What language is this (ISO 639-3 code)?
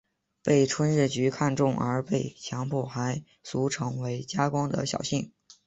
zho